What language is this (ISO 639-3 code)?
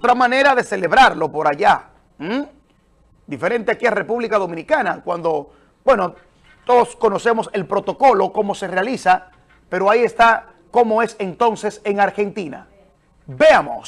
spa